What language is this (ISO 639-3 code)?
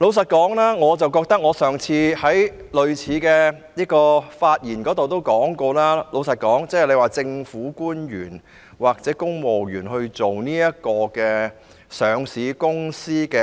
yue